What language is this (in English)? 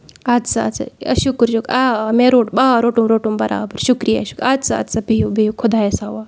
Kashmiri